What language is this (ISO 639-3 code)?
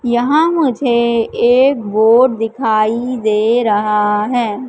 hin